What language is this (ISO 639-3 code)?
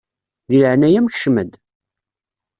kab